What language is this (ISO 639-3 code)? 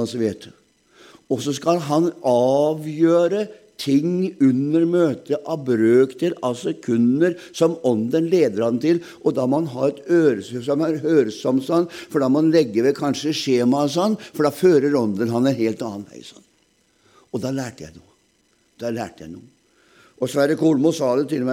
deu